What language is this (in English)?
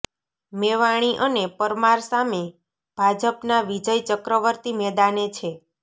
Gujarati